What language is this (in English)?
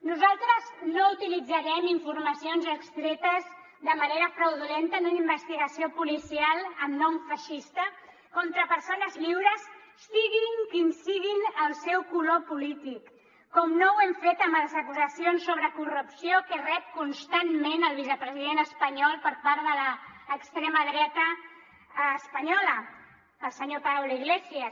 Catalan